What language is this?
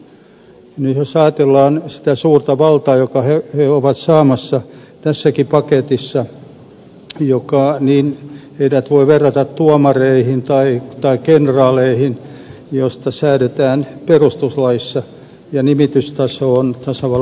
Finnish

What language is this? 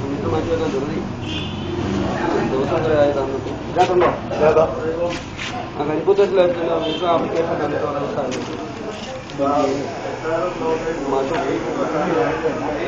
Greek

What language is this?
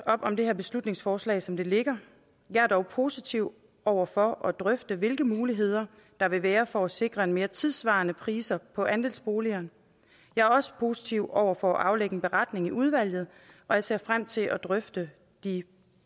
Danish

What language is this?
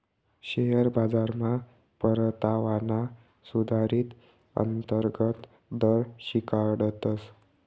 Marathi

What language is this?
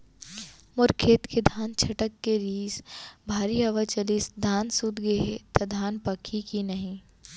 Chhattisgarhi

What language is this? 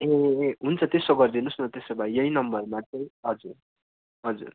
Nepali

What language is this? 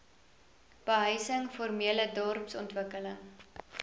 Afrikaans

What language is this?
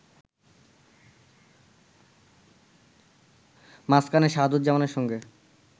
Bangla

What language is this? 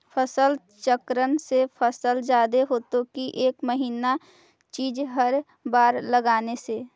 Magahi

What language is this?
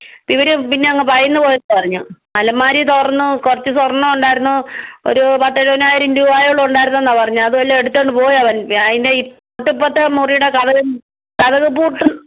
Malayalam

